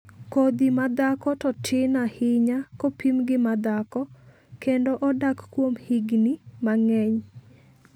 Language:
Luo (Kenya and Tanzania)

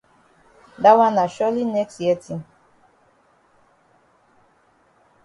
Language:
Cameroon Pidgin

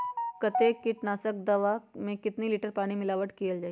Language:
Magahi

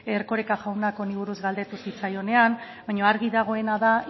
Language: Basque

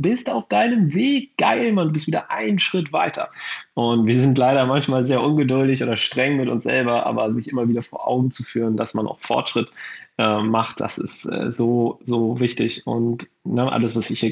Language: German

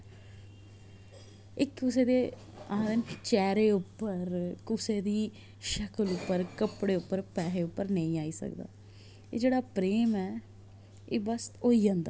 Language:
Dogri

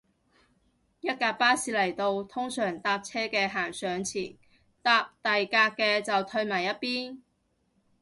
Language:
Cantonese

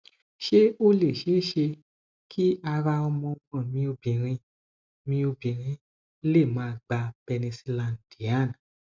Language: Yoruba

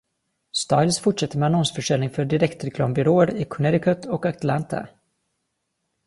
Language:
Swedish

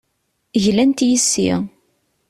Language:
Kabyle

